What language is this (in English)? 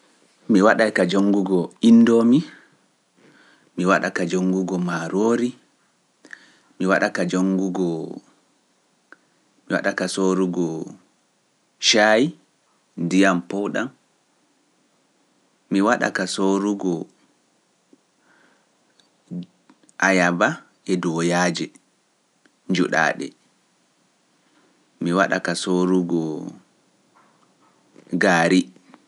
Pular